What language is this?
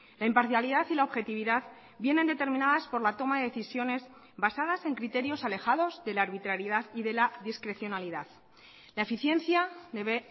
Spanish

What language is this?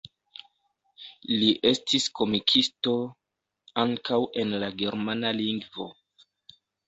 Esperanto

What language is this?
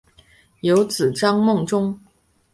Chinese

